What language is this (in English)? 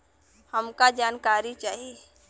Bhojpuri